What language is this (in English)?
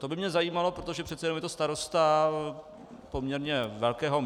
Czech